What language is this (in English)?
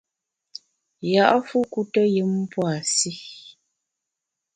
Bamun